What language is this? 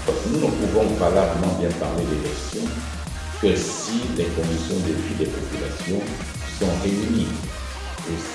French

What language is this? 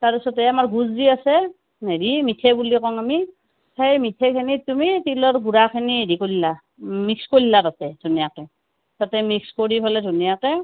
Assamese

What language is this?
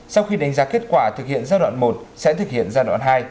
Vietnamese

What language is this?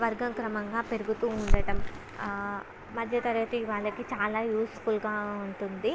Telugu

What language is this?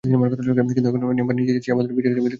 Bangla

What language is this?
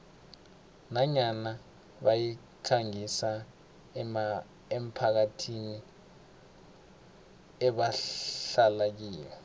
South Ndebele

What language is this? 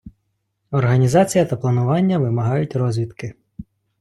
Ukrainian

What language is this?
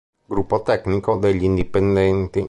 Italian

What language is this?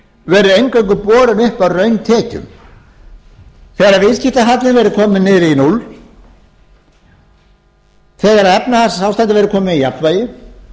Icelandic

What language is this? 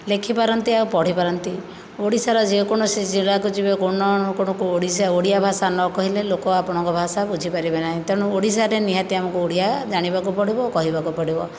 Odia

